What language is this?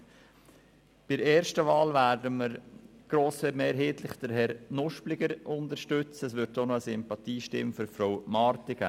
Swiss German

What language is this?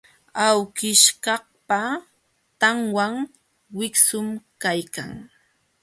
Jauja Wanca Quechua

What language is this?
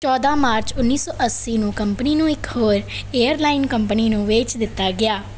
Punjabi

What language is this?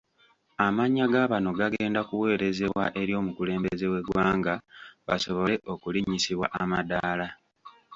Ganda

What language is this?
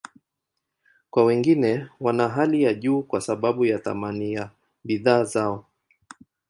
Swahili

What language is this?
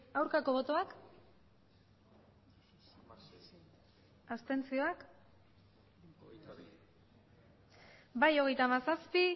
Basque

